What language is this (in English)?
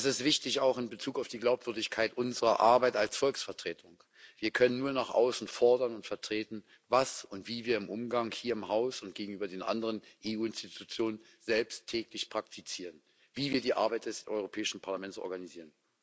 German